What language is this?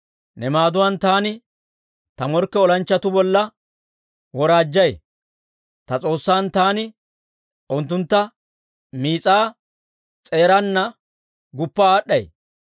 Dawro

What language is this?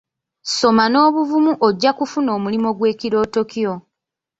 Ganda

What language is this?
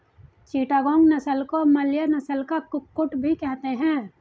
Hindi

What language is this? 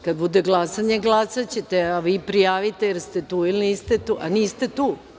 Serbian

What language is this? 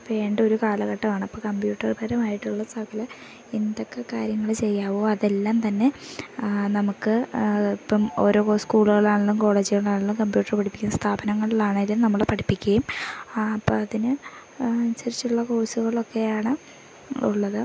Malayalam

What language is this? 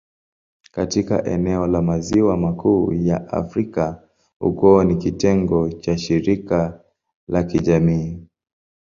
Swahili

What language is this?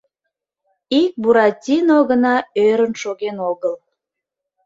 Mari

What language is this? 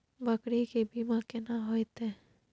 Maithili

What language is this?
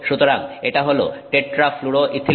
Bangla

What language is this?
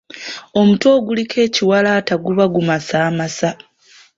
Ganda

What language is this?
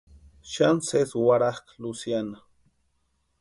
Western Highland Purepecha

